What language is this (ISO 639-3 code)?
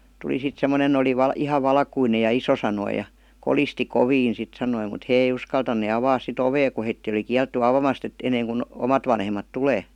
fin